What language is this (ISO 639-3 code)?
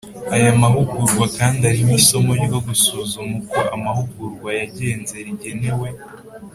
kin